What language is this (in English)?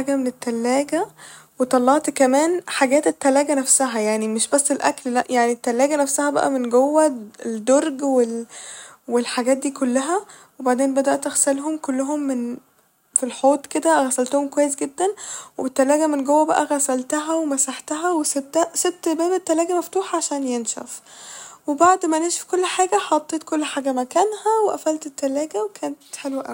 Egyptian Arabic